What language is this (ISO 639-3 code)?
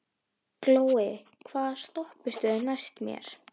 isl